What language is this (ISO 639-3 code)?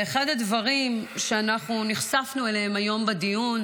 heb